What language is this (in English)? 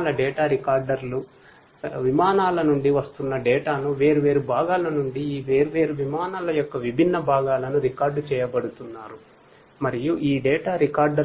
Telugu